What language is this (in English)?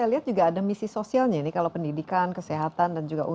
Indonesian